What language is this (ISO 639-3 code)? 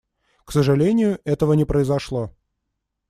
rus